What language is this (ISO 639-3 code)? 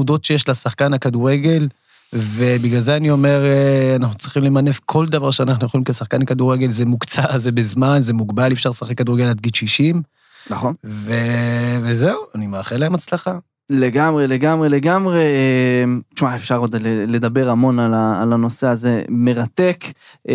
heb